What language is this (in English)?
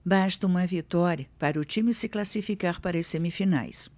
Portuguese